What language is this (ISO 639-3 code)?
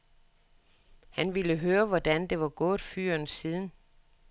dan